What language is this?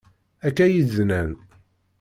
Kabyle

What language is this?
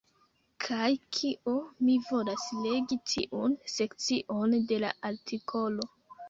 Esperanto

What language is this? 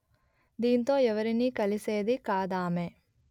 Telugu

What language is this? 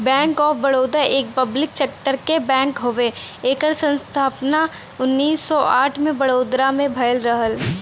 Bhojpuri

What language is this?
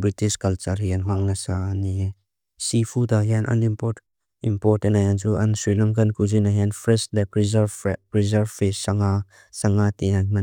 Mizo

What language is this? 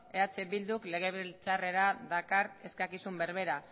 Basque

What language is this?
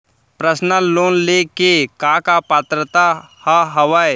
Chhattisgarhi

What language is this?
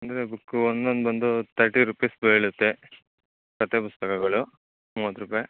Kannada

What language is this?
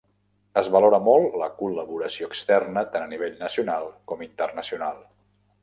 Catalan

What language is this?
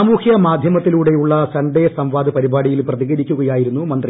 Malayalam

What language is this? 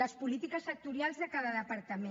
Catalan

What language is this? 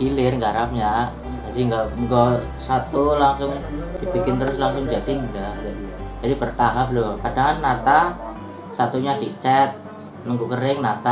Indonesian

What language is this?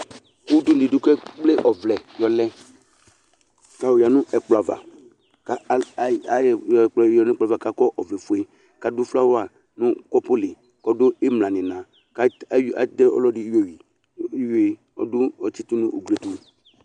Ikposo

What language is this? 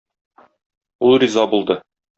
Tatar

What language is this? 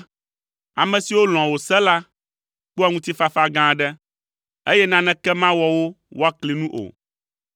Ewe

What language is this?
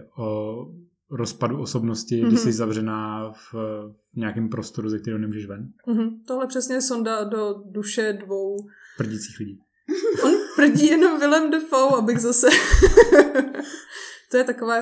Czech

